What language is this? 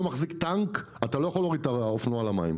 Hebrew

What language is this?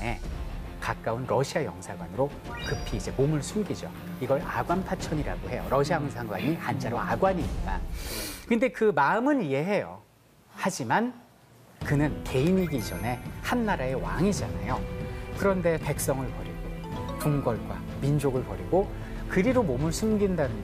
Korean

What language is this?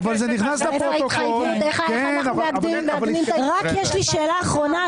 Hebrew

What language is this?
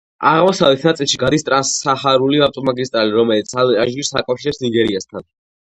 Georgian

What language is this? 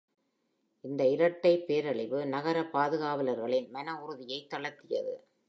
Tamil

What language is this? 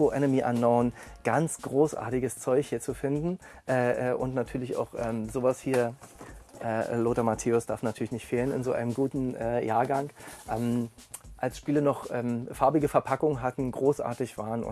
German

